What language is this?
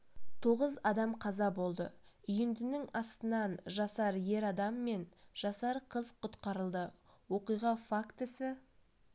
Kazakh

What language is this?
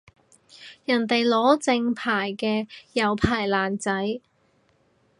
Cantonese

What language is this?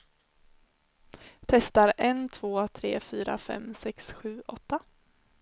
Swedish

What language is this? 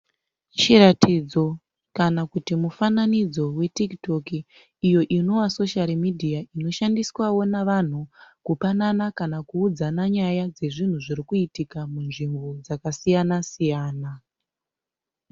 Shona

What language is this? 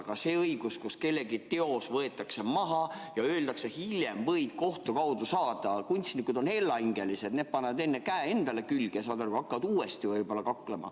Estonian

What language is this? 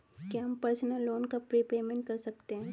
Hindi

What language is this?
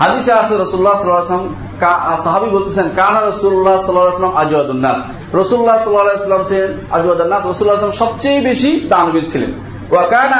Bangla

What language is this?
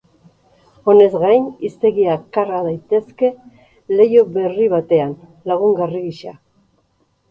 Basque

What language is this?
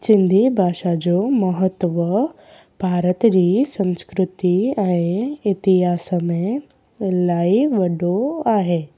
Sindhi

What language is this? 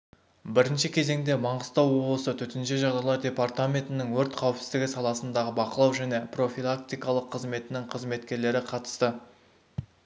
Kazakh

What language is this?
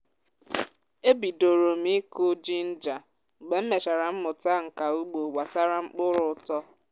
Igbo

